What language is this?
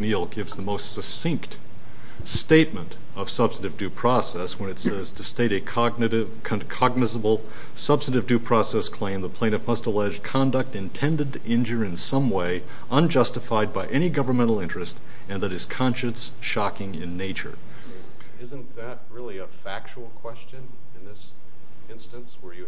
English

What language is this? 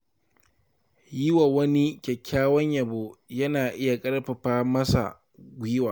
Hausa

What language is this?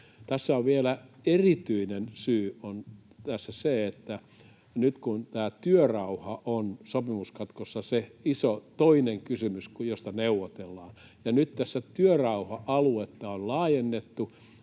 Finnish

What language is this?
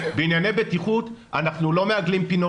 Hebrew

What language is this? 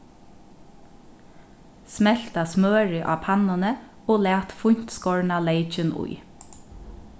Faroese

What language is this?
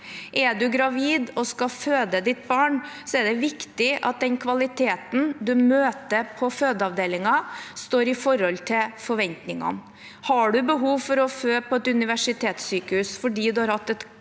Norwegian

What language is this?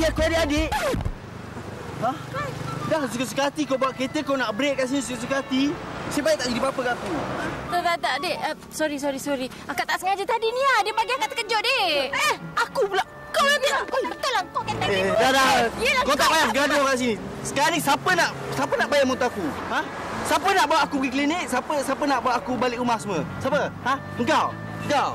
Malay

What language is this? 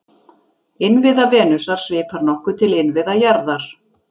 Icelandic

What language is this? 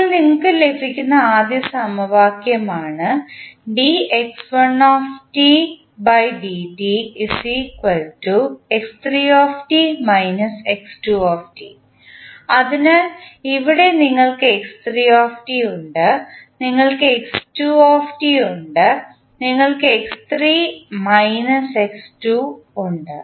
Malayalam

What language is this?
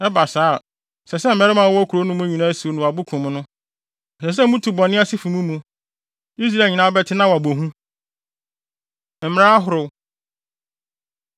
Akan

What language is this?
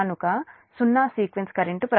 Telugu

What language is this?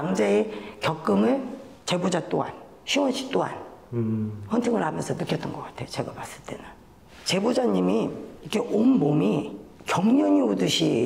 Korean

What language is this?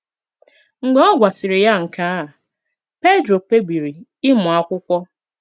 Igbo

